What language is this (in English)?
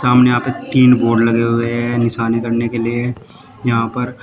Hindi